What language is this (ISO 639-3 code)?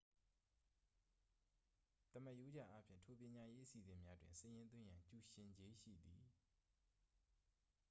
mya